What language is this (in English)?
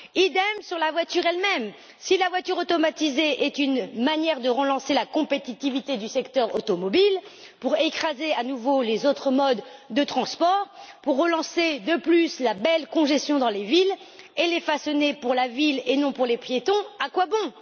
French